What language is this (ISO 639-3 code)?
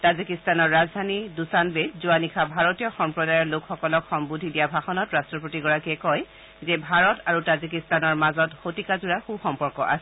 asm